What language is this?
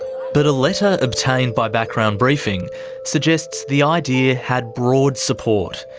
English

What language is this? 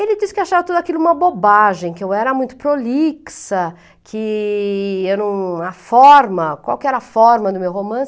Portuguese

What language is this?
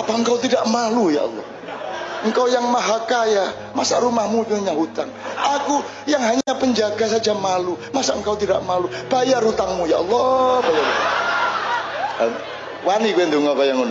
Indonesian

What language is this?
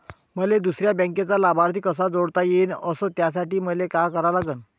Marathi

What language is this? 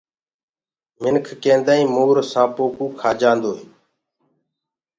Gurgula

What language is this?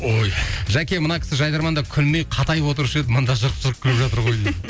Kazakh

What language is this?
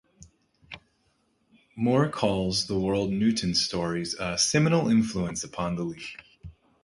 English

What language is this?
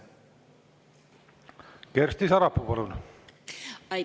Estonian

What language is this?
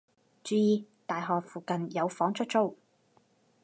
Cantonese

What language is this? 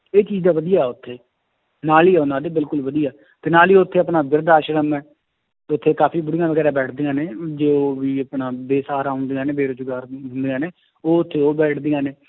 Punjabi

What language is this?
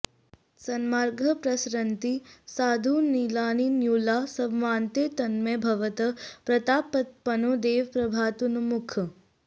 Sanskrit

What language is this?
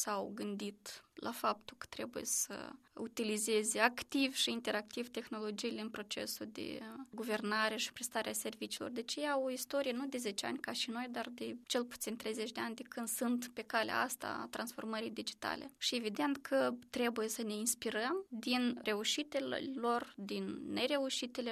Romanian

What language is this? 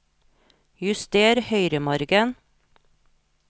Norwegian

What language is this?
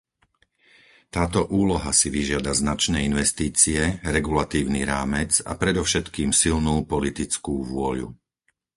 Slovak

